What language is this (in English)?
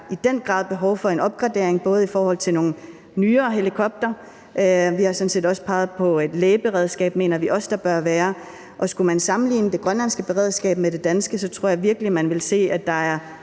Danish